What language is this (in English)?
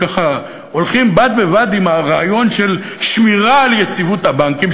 Hebrew